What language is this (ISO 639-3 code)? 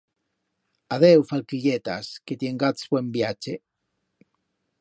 arg